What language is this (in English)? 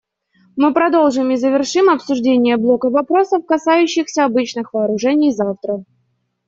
Russian